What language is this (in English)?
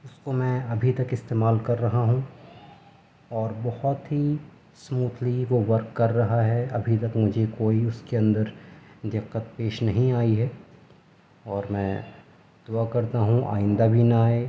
Urdu